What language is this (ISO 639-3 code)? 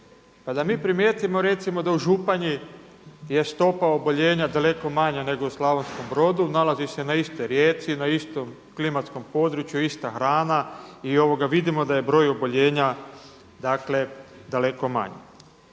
hrv